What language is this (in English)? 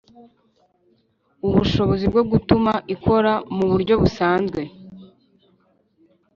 Kinyarwanda